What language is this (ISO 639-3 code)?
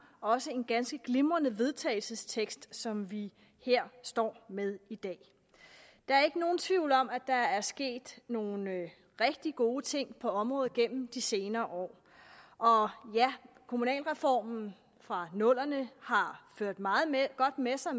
dan